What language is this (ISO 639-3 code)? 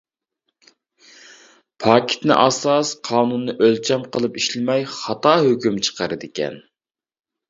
uig